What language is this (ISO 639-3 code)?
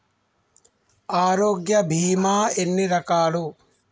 tel